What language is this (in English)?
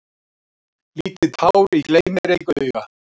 Icelandic